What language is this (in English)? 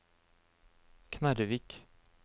Norwegian